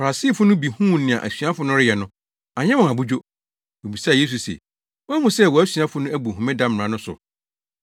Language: Akan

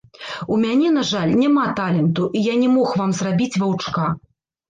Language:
Belarusian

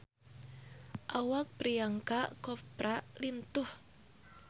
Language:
Sundanese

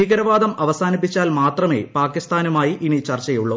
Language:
Malayalam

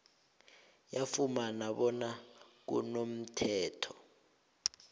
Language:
South Ndebele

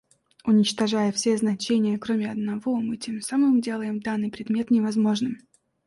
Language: Russian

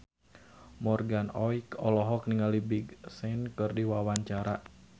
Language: Sundanese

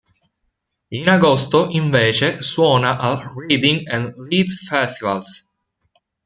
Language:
Italian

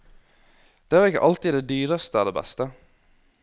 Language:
Norwegian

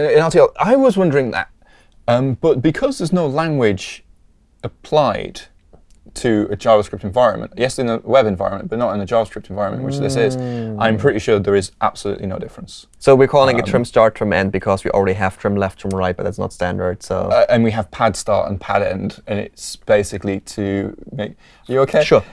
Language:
English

